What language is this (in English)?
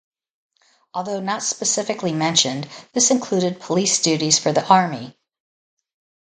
English